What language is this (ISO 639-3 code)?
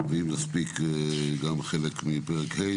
heb